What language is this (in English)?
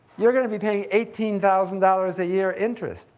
English